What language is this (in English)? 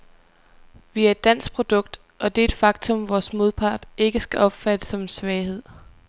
Danish